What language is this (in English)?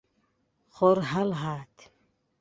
Central Kurdish